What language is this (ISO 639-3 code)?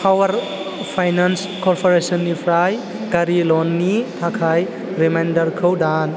brx